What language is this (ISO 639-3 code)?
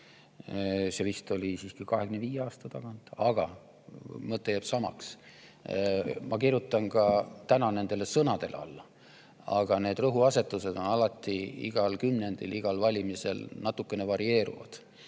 est